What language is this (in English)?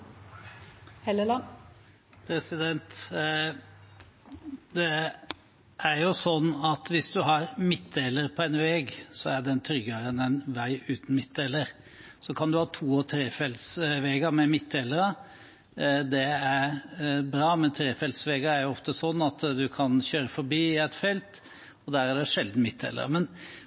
Norwegian